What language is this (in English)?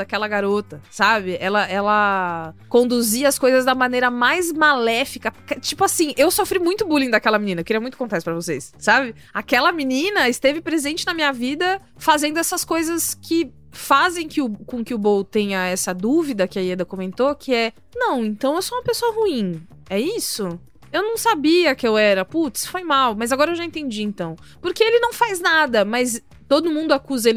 Portuguese